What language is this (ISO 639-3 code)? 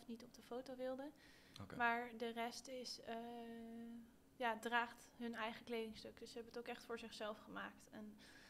nld